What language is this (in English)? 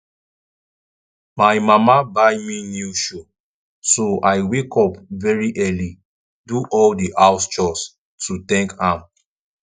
Nigerian Pidgin